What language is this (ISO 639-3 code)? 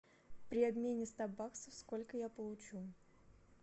rus